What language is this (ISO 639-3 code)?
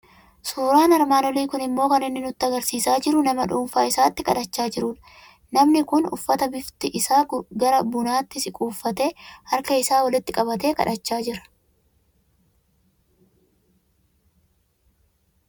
orm